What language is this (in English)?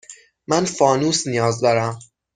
Persian